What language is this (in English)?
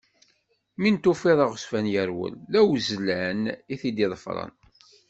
Kabyle